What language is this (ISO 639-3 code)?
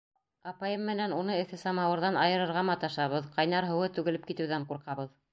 bak